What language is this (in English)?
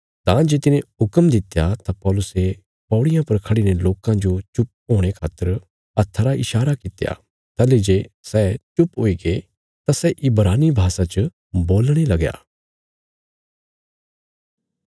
Bilaspuri